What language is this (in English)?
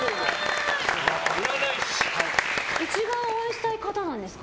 Japanese